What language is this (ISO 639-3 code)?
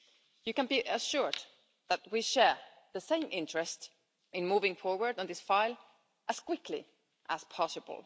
eng